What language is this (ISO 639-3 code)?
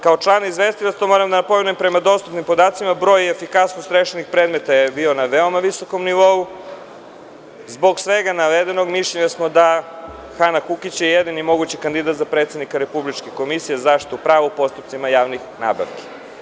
srp